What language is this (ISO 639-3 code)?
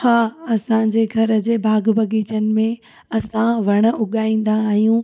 snd